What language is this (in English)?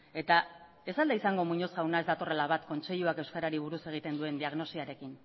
Basque